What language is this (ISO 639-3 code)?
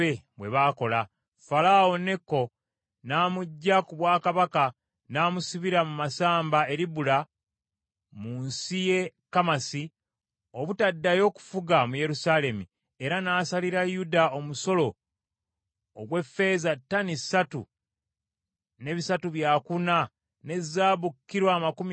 lug